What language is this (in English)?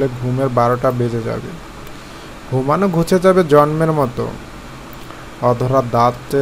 Hindi